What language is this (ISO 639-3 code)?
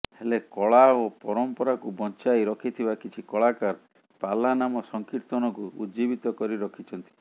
ori